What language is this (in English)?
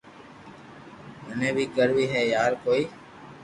Loarki